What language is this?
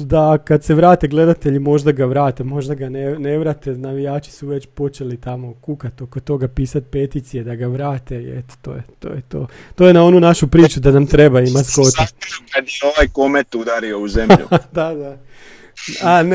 Croatian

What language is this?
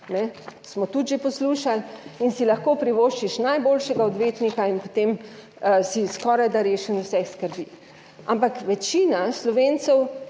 Slovenian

